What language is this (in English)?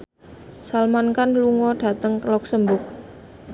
Javanese